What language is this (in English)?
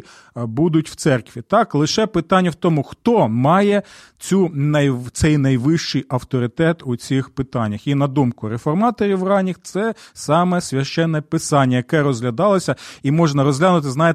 Ukrainian